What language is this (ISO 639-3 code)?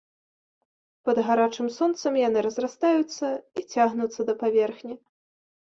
bel